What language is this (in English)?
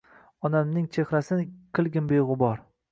Uzbek